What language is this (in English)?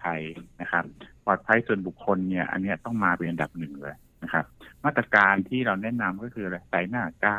Thai